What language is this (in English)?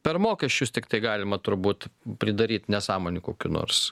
Lithuanian